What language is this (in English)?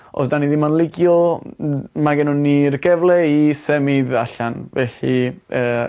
Welsh